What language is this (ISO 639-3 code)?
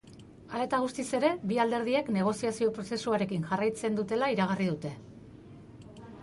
eus